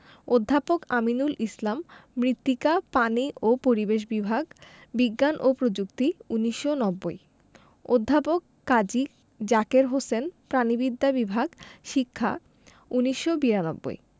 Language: Bangla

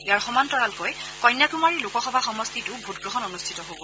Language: Assamese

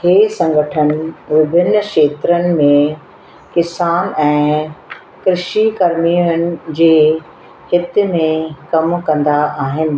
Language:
Sindhi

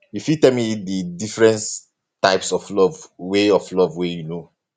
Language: Nigerian Pidgin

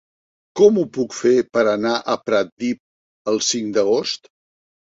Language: Catalan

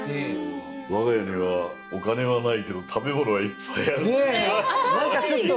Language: Japanese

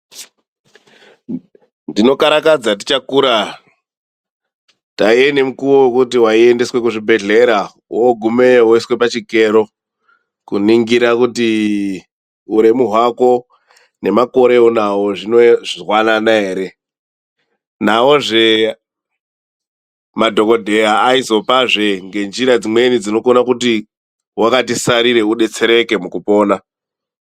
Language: Ndau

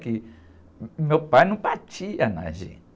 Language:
Portuguese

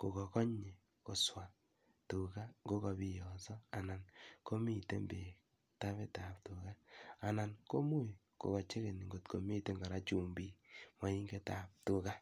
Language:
Kalenjin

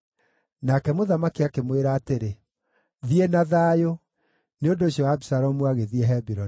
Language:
Kikuyu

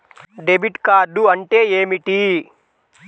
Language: Telugu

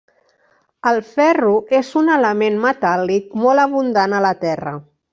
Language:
Catalan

